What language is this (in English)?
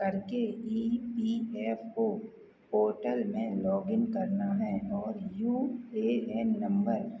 Hindi